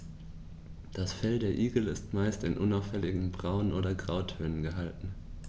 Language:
German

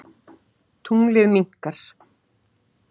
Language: Icelandic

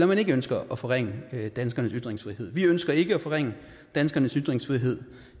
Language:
Danish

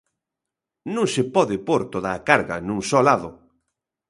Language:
Galician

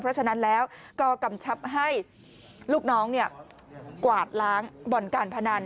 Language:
Thai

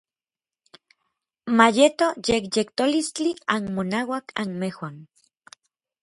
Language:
Orizaba Nahuatl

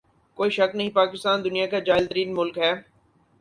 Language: Urdu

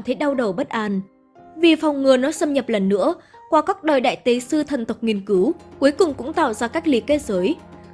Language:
Vietnamese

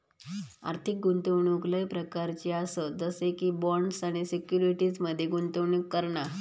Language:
Marathi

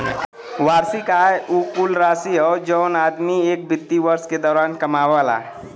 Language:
Bhojpuri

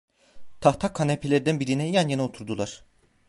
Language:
Turkish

